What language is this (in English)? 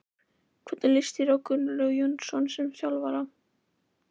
Icelandic